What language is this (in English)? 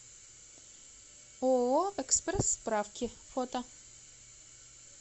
Russian